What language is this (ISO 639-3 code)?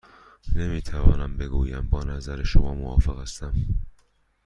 fas